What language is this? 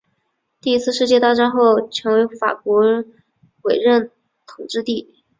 Chinese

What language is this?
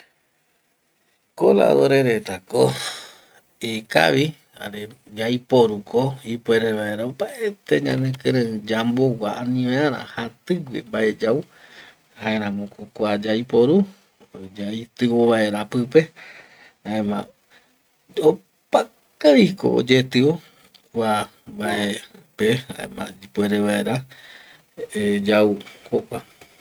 Eastern Bolivian Guaraní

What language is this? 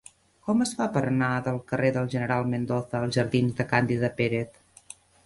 Catalan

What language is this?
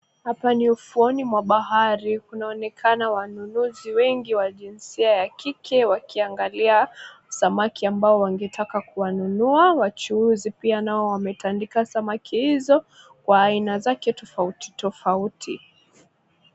Swahili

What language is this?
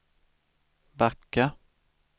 Swedish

